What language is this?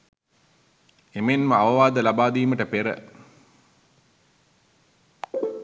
Sinhala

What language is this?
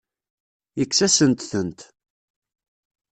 Kabyle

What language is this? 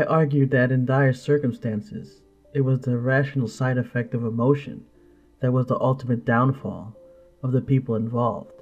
English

